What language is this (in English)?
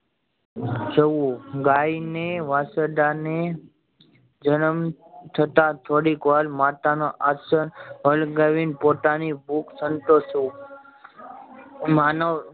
Gujarati